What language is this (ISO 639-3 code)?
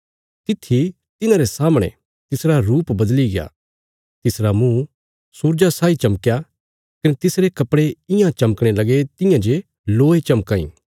kfs